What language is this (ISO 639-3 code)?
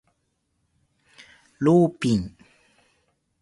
jpn